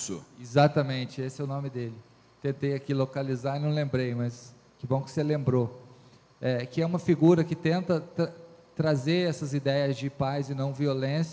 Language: Portuguese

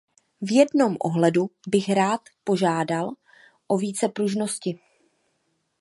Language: Czech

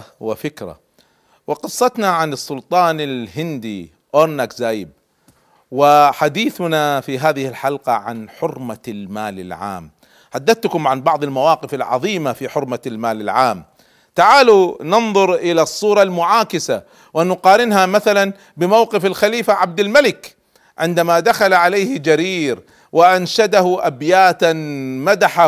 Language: Arabic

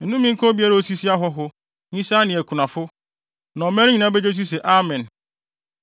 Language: Akan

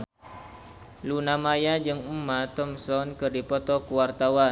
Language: Sundanese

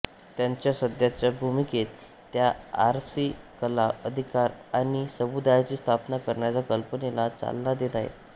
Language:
Marathi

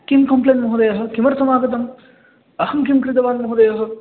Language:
Sanskrit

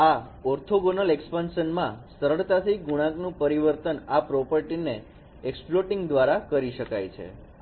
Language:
Gujarati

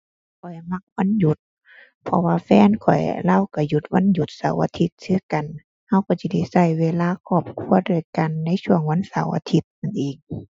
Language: Thai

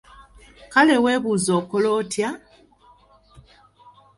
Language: Ganda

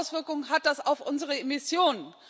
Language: German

